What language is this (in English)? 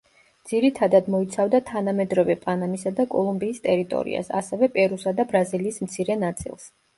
Georgian